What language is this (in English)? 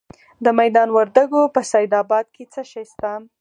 Pashto